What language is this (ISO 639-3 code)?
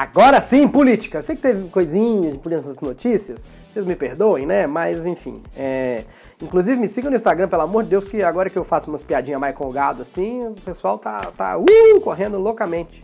por